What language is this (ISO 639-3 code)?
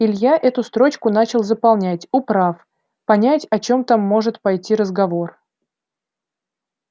rus